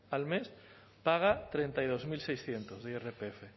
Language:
Spanish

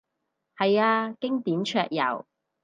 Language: Cantonese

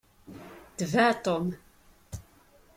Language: Kabyle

